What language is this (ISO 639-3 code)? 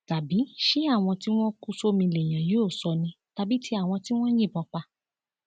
yor